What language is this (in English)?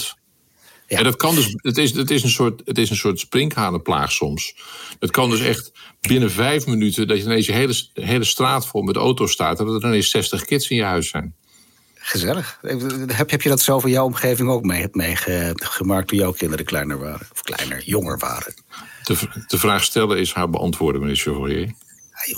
Dutch